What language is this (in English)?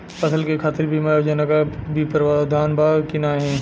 Bhojpuri